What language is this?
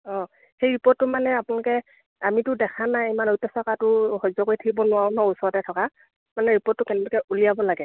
Assamese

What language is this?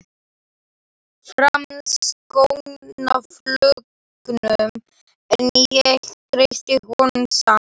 Icelandic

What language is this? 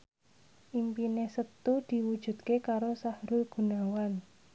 Javanese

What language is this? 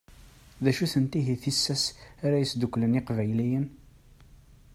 Kabyle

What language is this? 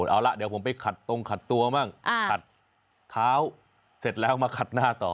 Thai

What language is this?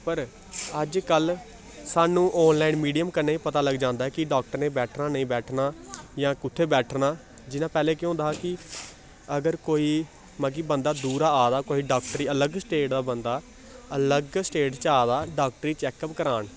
Dogri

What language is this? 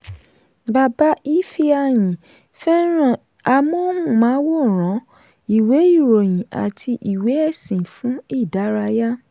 Yoruba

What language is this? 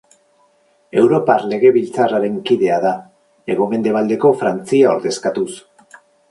Basque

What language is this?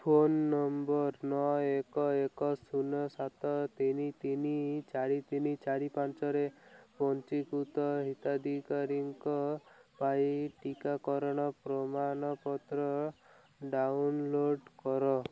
Odia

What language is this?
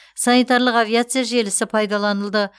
Kazakh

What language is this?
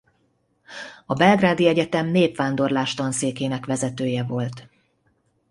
Hungarian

